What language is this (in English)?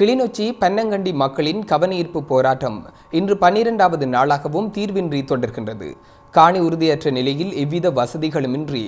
Italian